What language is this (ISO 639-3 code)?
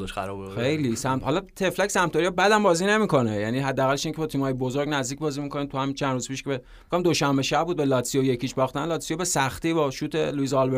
fas